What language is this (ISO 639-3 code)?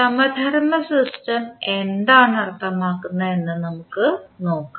mal